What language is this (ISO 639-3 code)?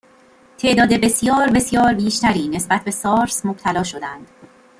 fas